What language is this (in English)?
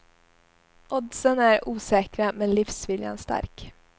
Swedish